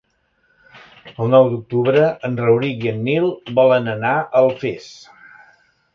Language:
Catalan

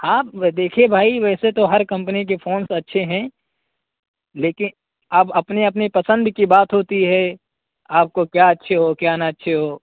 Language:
Urdu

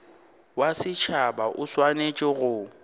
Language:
Northern Sotho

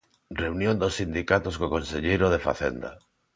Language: Galician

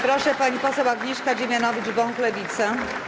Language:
Polish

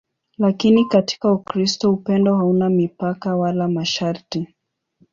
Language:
Swahili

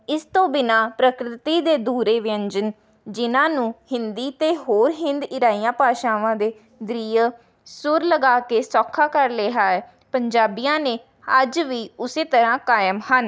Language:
Punjabi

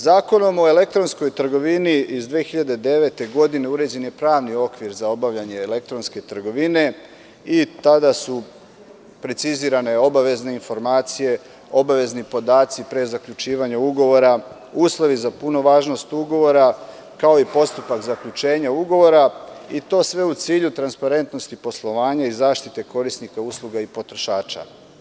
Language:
Serbian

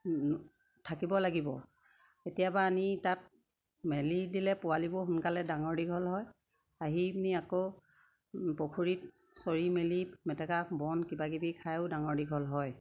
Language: Assamese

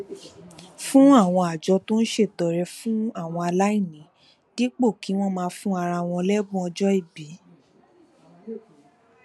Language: Yoruba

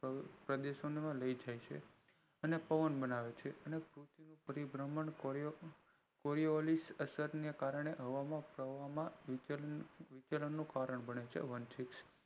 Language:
Gujarati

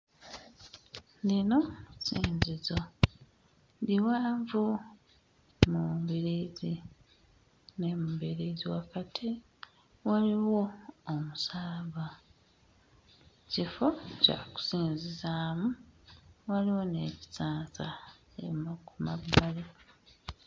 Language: Ganda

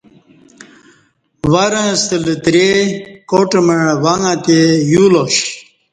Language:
Kati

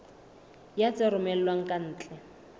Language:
Southern Sotho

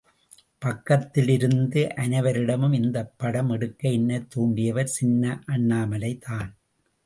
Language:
Tamil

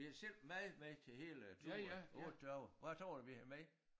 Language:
Danish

